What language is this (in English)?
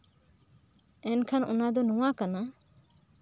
Santali